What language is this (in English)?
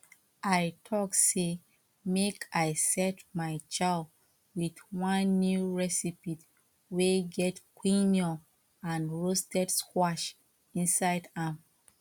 Nigerian Pidgin